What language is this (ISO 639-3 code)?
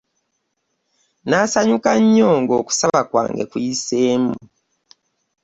lug